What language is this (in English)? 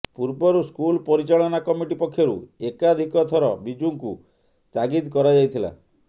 Odia